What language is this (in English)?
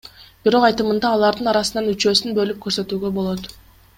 Kyrgyz